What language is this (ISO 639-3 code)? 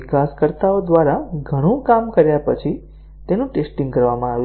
guj